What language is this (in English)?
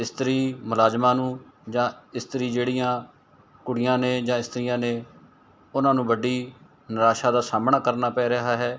Punjabi